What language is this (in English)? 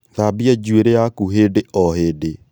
Kikuyu